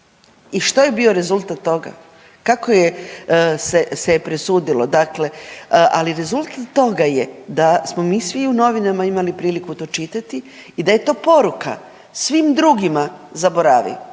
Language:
Croatian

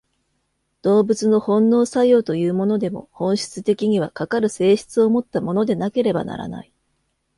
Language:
Japanese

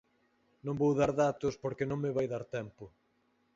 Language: Galician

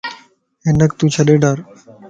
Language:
Lasi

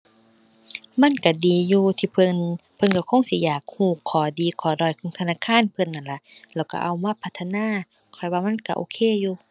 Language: Thai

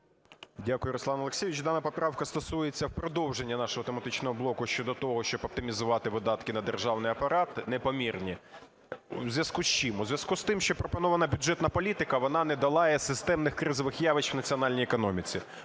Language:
Ukrainian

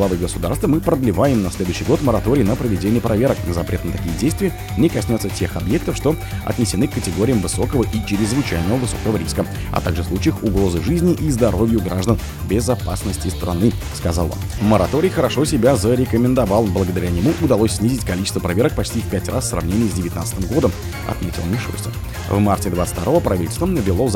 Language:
Russian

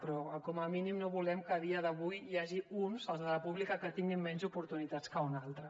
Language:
Catalan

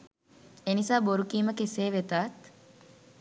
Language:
Sinhala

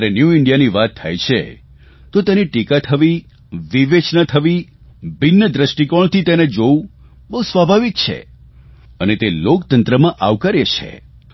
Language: Gujarati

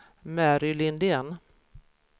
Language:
Swedish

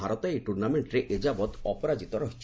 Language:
Odia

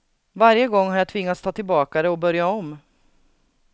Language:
Swedish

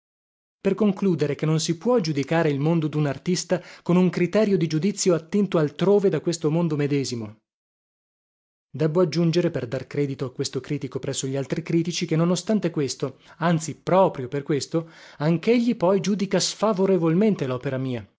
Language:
Italian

